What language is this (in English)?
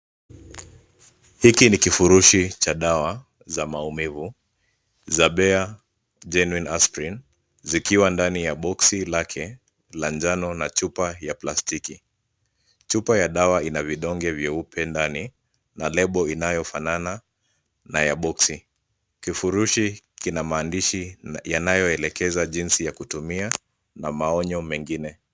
Swahili